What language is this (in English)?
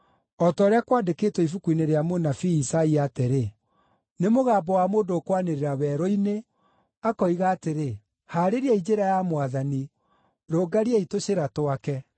Kikuyu